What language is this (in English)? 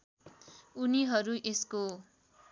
Nepali